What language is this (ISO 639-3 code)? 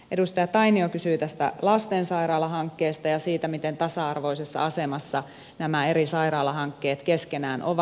fin